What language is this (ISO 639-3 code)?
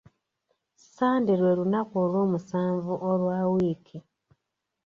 lug